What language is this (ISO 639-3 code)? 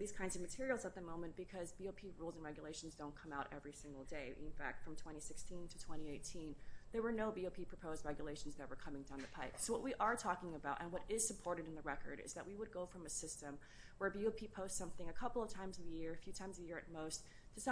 eng